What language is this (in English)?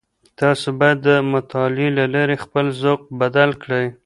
Pashto